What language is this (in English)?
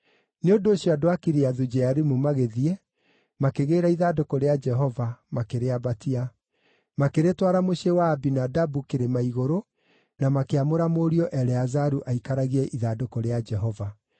Kikuyu